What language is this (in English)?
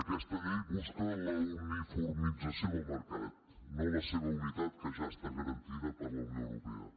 Catalan